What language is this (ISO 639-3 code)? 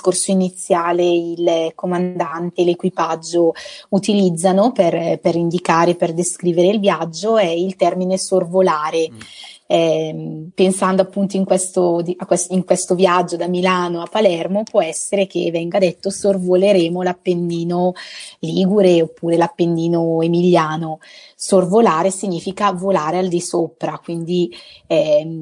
ita